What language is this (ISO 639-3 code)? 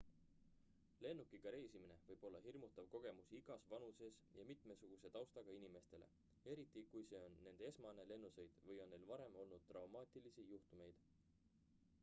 est